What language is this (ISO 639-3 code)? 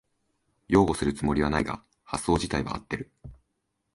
jpn